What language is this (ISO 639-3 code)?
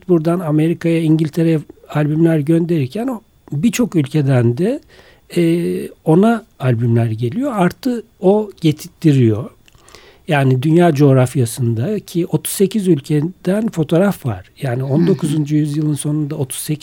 tur